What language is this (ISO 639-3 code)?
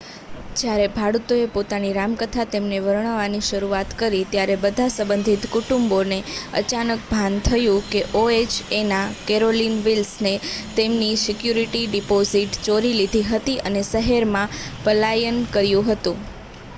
guj